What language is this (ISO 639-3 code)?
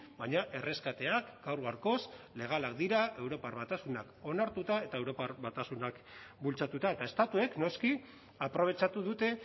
eus